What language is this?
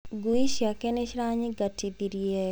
Kikuyu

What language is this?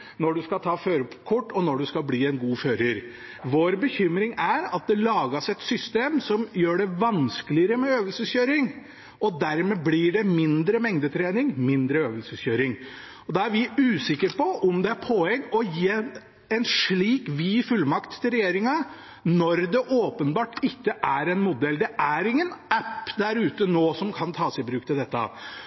Norwegian Bokmål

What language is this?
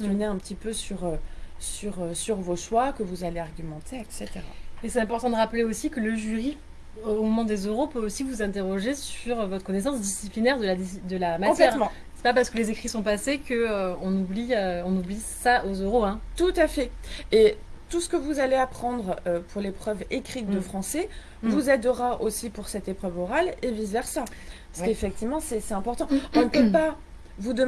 French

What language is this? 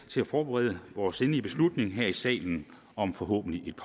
Danish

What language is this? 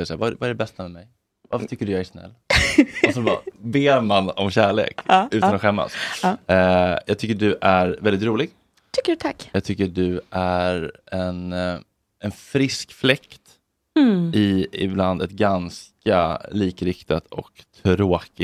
Swedish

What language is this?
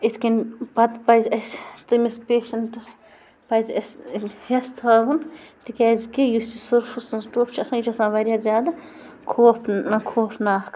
Kashmiri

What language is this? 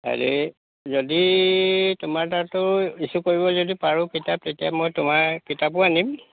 Assamese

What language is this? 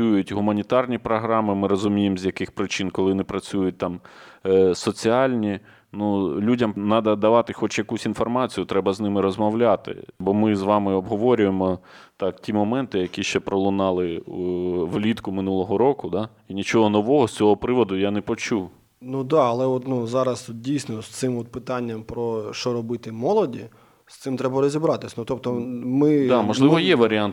Ukrainian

